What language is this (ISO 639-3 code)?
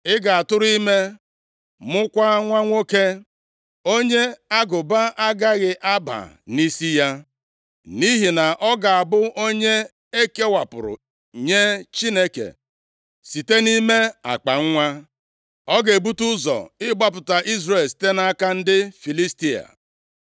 ibo